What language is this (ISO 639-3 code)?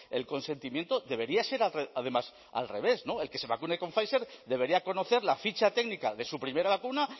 spa